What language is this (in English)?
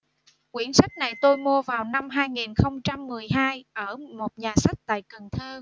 Vietnamese